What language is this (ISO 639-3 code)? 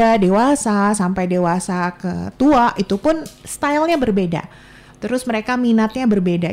ind